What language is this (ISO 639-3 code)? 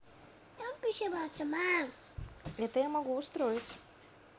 rus